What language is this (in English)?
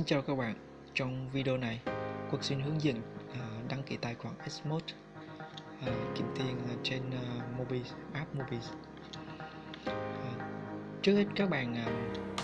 Vietnamese